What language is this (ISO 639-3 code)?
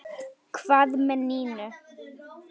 isl